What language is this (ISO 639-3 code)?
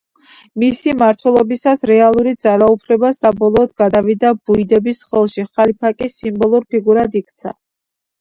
kat